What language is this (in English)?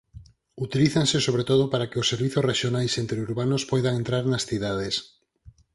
Galician